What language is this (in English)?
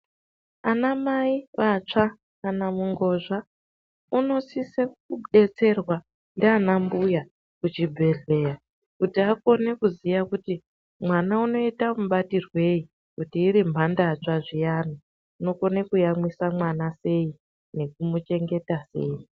Ndau